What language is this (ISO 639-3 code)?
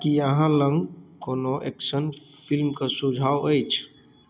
mai